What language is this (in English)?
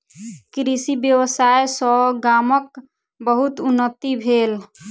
Maithili